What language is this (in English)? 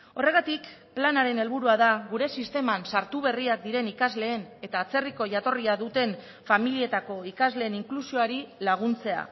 Basque